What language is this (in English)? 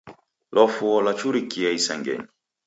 Taita